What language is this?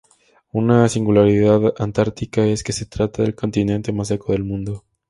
Spanish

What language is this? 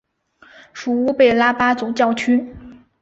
Chinese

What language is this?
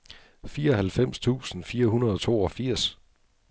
Danish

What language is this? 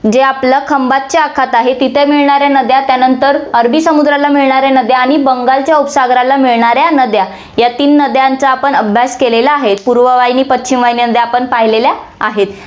Marathi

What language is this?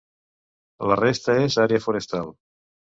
Catalan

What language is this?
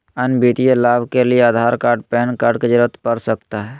Magahi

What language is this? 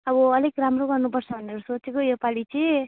Nepali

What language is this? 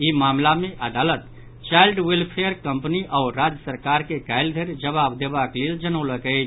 Maithili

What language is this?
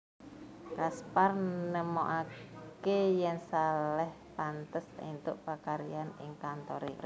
Javanese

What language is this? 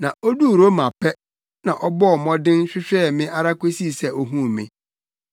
Akan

